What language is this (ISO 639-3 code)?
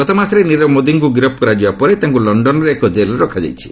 ori